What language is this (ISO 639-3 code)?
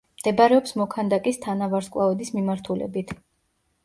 kat